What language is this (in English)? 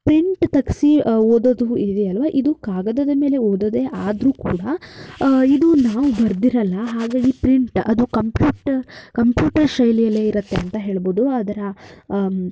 Kannada